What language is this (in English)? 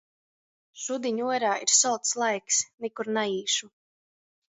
Latgalian